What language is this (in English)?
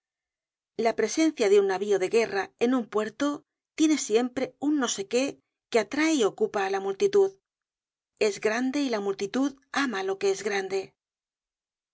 Spanish